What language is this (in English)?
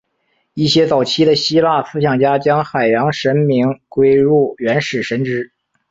Chinese